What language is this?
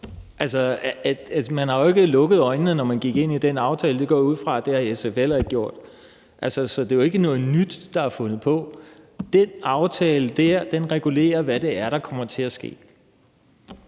Danish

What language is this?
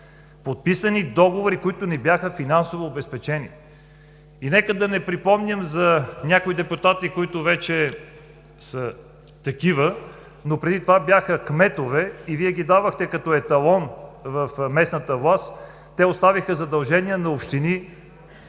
Bulgarian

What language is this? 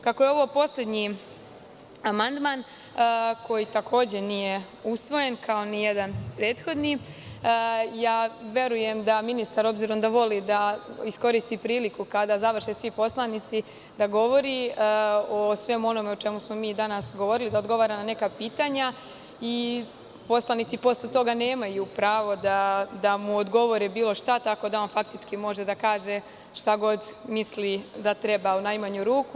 Serbian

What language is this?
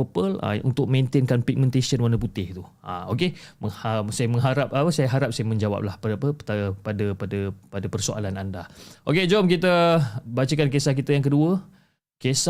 Malay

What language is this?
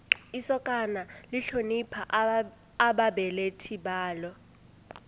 South Ndebele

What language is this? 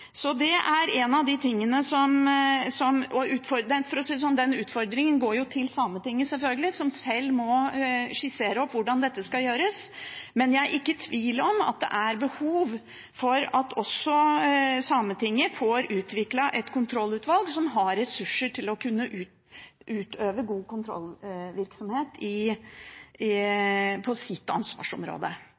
Norwegian Bokmål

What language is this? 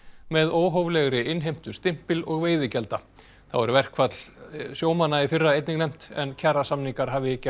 Icelandic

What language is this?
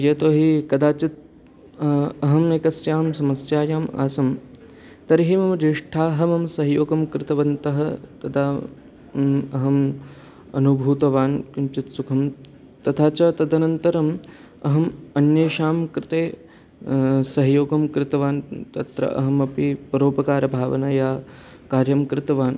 Sanskrit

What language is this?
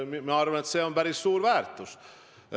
Estonian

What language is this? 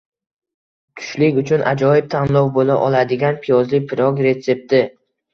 Uzbek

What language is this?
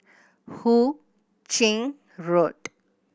English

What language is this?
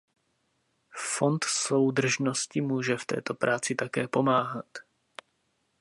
Czech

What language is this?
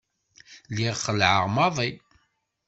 Kabyle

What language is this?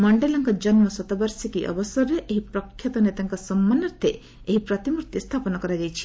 Odia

